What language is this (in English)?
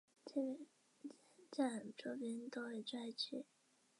Chinese